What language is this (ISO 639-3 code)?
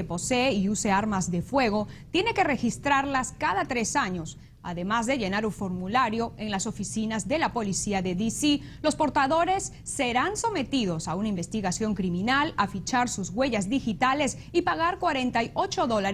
spa